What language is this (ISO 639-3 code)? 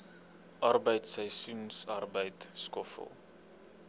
afr